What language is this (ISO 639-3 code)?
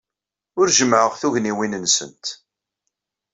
kab